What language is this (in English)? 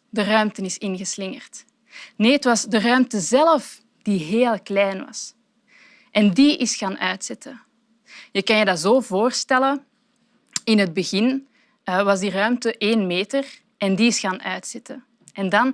Dutch